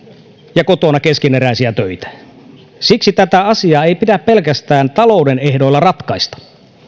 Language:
Finnish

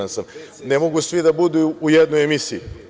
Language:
Serbian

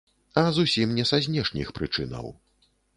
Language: Belarusian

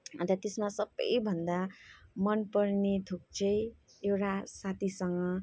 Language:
Nepali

